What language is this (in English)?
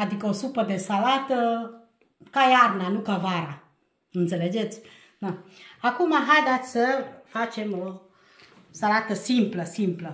Romanian